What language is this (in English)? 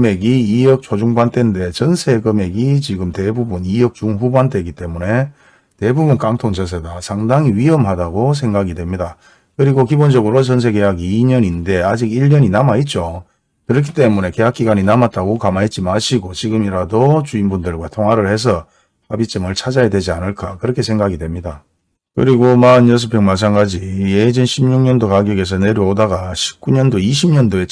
Korean